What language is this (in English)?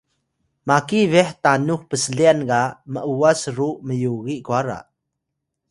Atayal